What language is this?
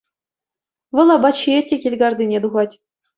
Chuvash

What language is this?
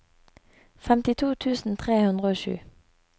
Norwegian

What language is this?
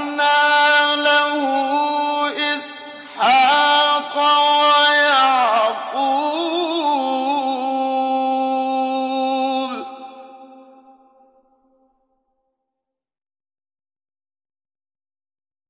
Arabic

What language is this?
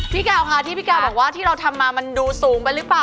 Thai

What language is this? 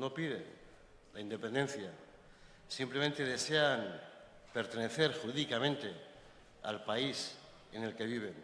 Spanish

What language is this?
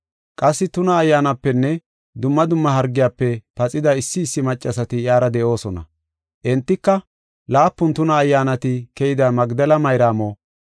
Gofa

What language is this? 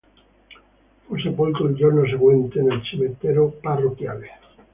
Italian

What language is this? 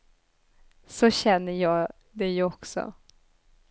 Swedish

